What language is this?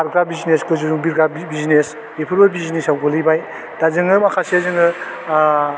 Bodo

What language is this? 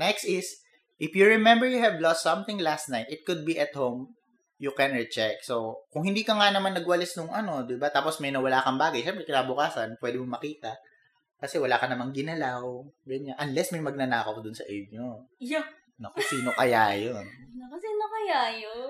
Filipino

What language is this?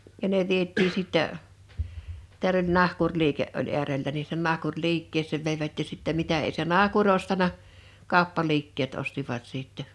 Finnish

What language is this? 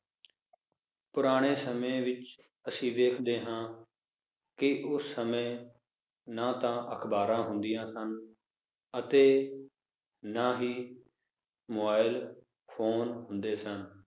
Punjabi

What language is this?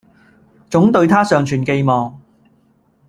Cantonese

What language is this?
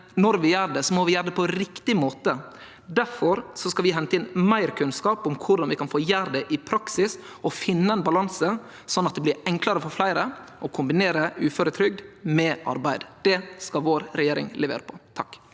Norwegian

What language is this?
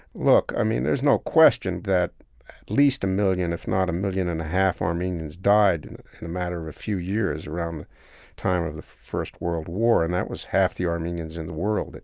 English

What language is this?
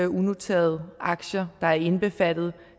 Danish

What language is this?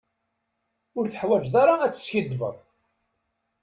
Kabyle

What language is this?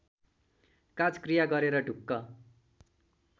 Nepali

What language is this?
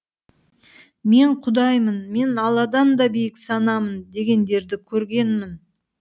Kazakh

